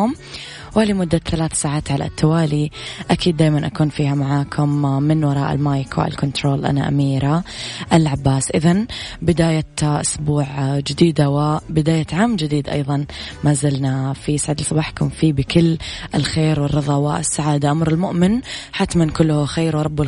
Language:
Arabic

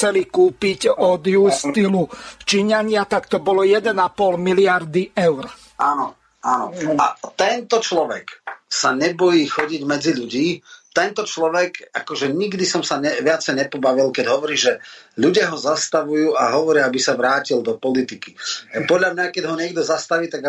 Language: Slovak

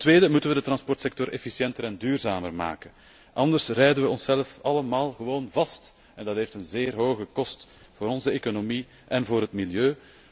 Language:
Dutch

